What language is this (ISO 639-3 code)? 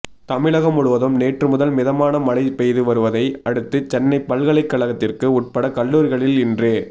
tam